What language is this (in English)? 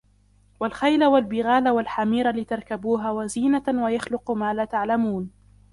Arabic